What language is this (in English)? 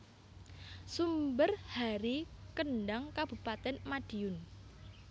Javanese